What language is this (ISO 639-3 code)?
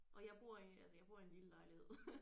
dan